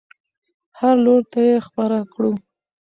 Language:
Pashto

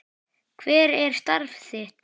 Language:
Icelandic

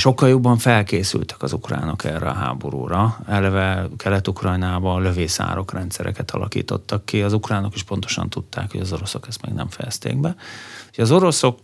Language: Hungarian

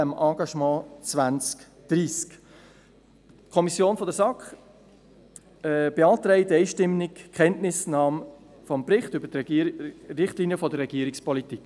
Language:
Swiss German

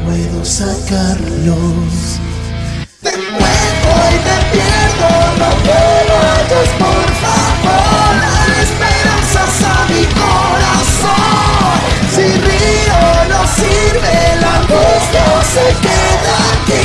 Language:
Spanish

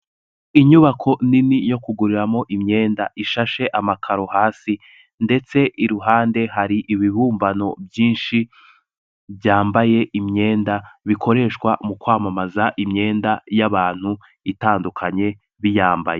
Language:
Kinyarwanda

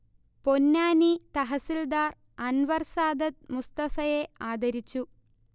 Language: Malayalam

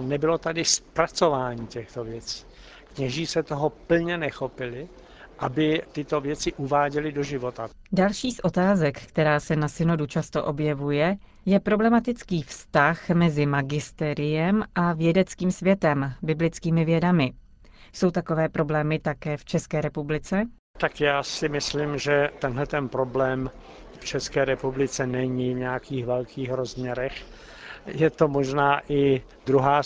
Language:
Czech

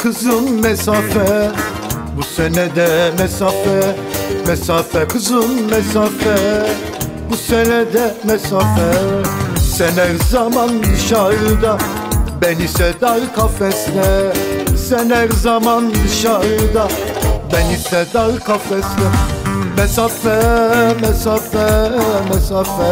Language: Turkish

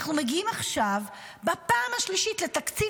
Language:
Hebrew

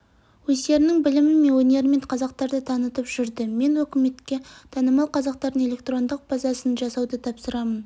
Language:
Kazakh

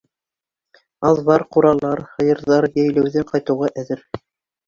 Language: Bashkir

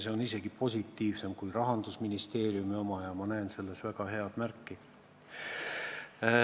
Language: Estonian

